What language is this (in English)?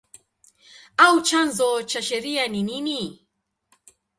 Swahili